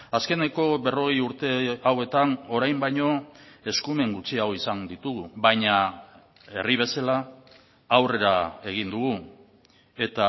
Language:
Basque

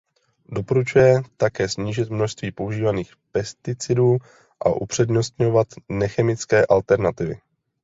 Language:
Czech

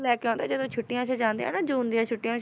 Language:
Punjabi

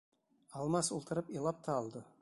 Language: Bashkir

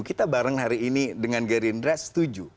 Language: Indonesian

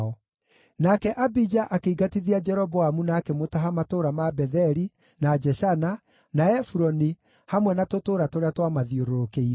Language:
Kikuyu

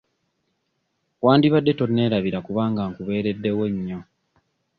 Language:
Ganda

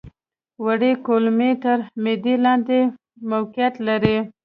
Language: Pashto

